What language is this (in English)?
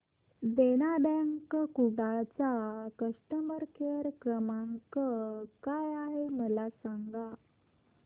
Marathi